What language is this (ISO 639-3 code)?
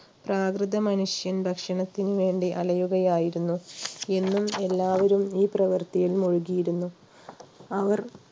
mal